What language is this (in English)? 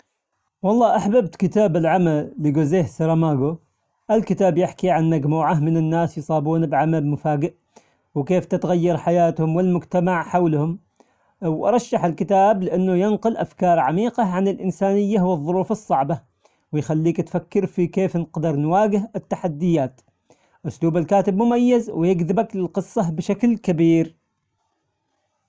Omani Arabic